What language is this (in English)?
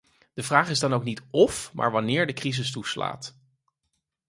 Dutch